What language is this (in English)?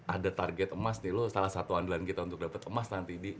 Indonesian